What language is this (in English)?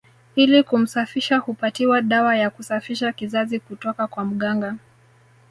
Swahili